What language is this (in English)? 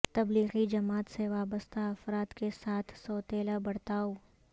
Urdu